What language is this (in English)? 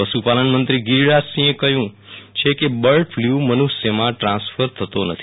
Gujarati